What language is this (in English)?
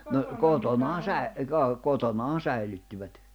Finnish